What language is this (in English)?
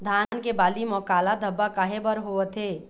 Chhattisgarhi